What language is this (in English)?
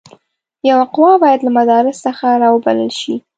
Pashto